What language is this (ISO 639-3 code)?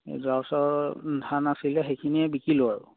asm